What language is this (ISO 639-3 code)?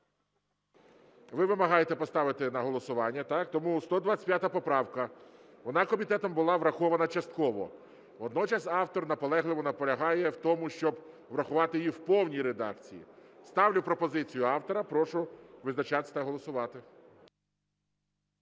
ukr